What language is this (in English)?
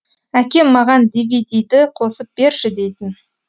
Kazakh